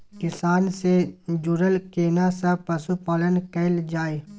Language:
Maithili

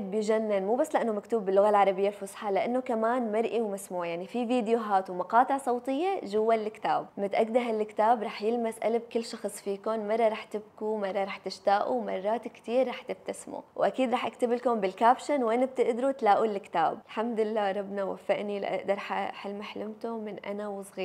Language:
Arabic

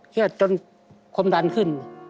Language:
Thai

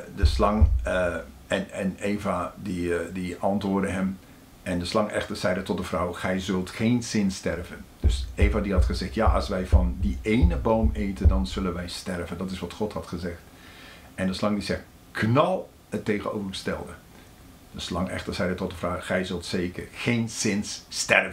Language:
Dutch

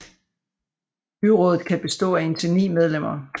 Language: Danish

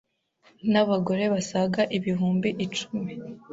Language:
Kinyarwanda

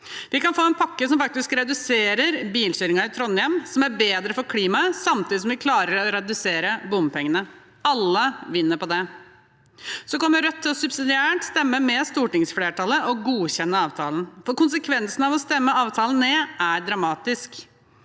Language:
Norwegian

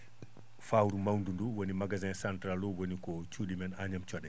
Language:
Fula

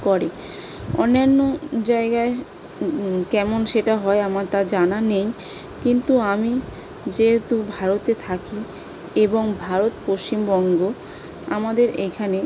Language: Bangla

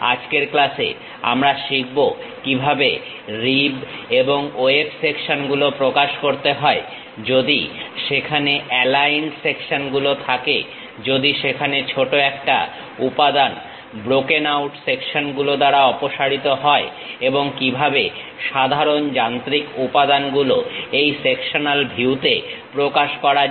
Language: Bangla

